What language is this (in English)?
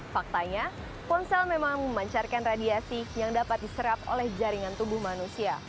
Indonesian